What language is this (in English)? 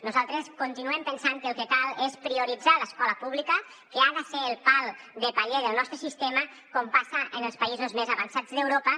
Catalan